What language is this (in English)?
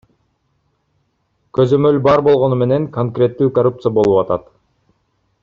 Kyrgyz